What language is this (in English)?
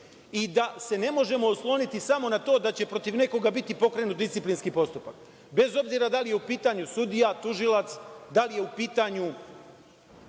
Serbian